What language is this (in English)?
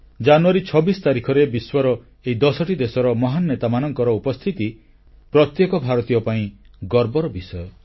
Odia